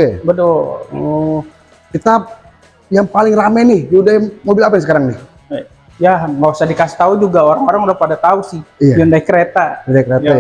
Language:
Indonesian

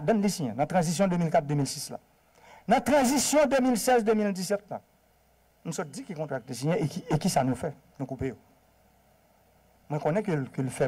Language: French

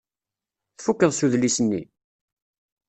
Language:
Kabyle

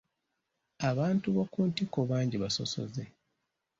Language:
Ganda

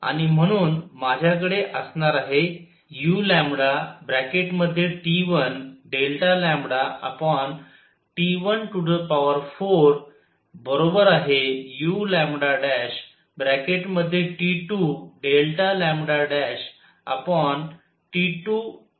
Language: Marathi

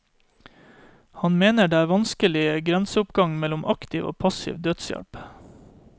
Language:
Norwegian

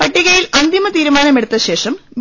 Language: Malayalam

